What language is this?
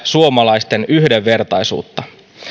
Finnish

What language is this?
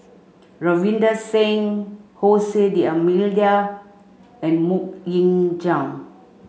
English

